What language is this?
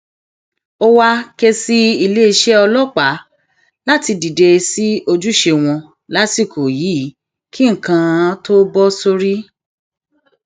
Yoruba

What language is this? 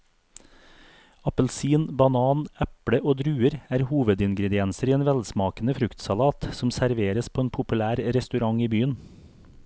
Norwegian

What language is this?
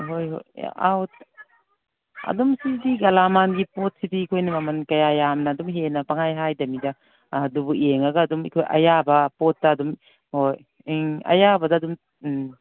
Manipuri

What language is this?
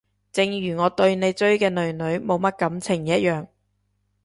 Cantonese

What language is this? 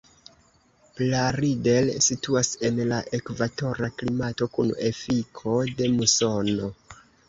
Esperanto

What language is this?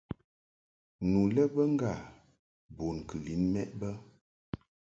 Mungaka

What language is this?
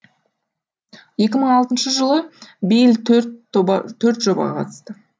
Kazakh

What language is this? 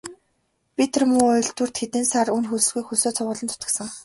Mongolian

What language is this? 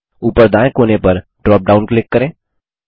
Hindi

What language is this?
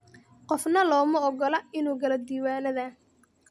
Somali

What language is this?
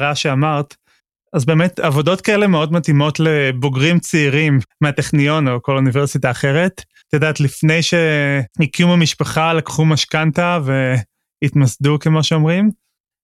Hebrew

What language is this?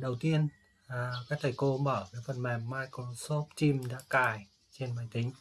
Vietnamese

